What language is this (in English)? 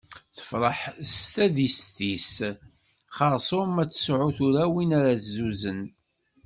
Kabyle